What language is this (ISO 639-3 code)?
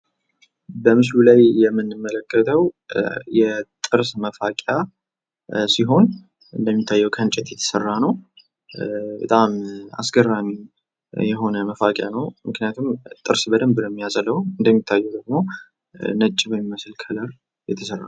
amh